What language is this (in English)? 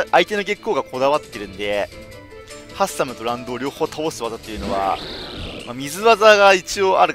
Japanese